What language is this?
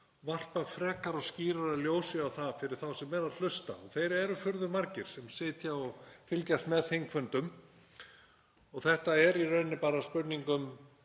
Icelandic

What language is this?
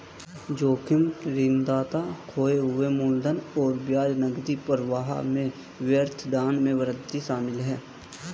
Hindi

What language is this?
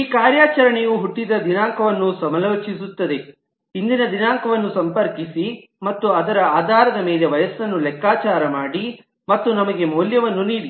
Kannada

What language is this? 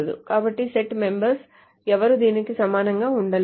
Telugu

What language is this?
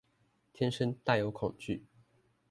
Chinese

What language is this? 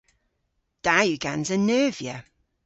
Cornish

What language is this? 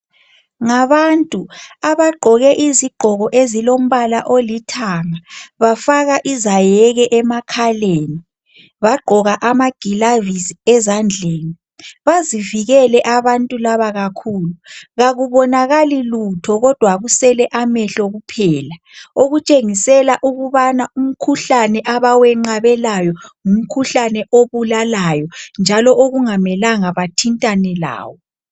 North Ndebele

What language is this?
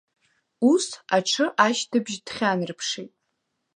Abkhazian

